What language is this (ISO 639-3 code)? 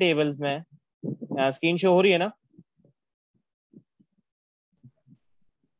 hin